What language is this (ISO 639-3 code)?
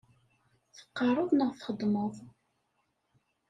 kab